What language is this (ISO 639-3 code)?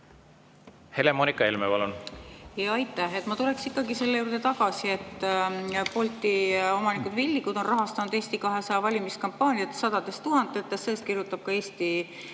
est